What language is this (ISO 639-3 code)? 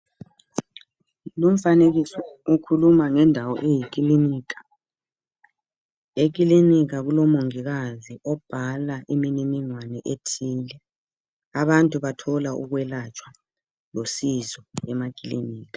nde